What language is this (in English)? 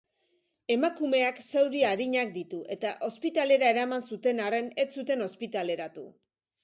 Basque